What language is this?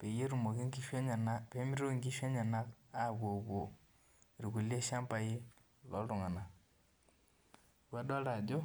Masai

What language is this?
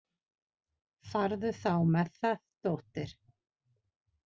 Icelandic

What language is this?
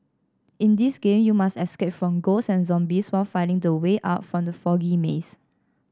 English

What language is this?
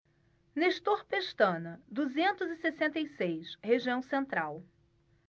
Portuguese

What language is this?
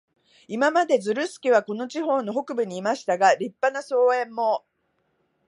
Japanese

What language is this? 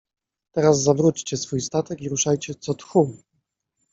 Polish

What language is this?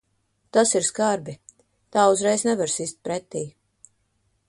Latvian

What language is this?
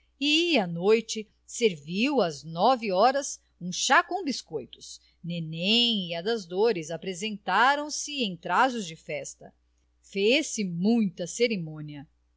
Portuguese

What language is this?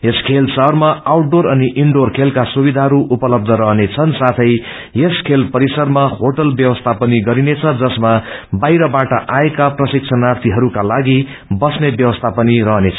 Nepali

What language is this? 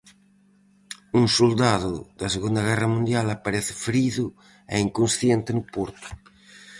Galician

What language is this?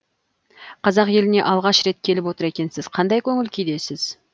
Kazakh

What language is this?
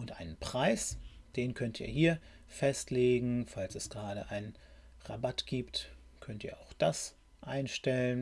German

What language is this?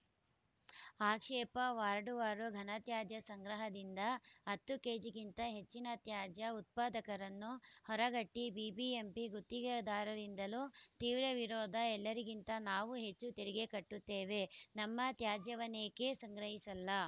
Kannada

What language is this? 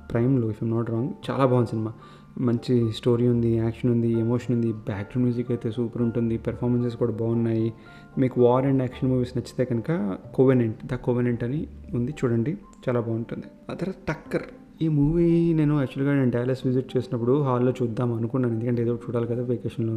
Telugu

